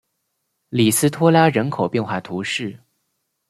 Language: Chinese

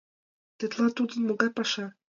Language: Mari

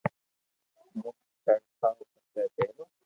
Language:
Loarki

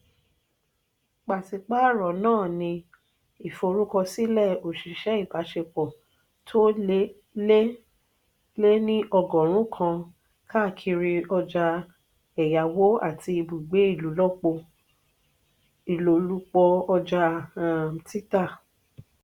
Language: Yoruba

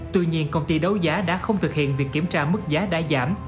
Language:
Vietnamese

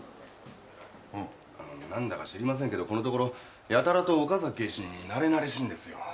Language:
Japanese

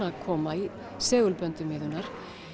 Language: Icelandic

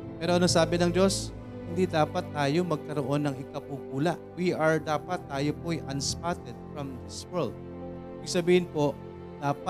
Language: Filipino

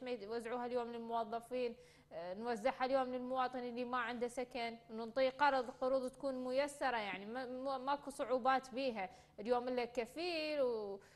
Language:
Arabic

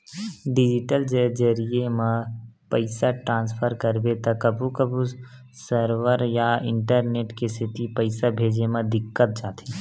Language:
Chhattisgarhi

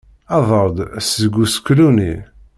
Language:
Kabyle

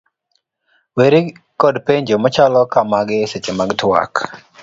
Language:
Luo (Kenya and Tanzania)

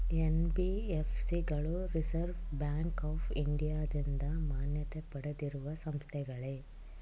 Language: Kannada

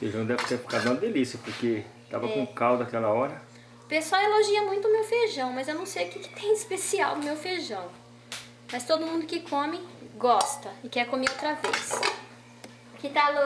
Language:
Portuguese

